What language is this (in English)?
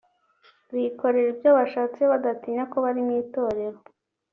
Kinyarwanda